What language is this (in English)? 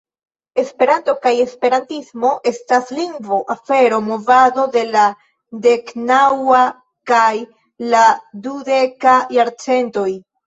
Esperanto